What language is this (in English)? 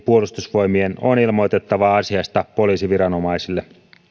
Finnish